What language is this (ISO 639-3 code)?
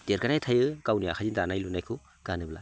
brx